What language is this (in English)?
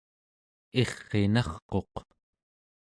Central Yupik